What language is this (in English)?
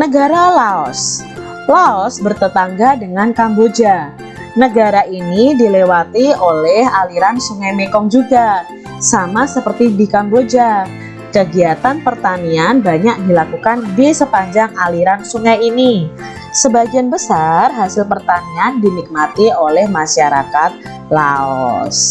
Indonesian